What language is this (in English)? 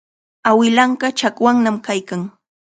Chiquián Ancash Quechua